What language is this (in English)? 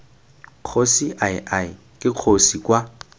Tswana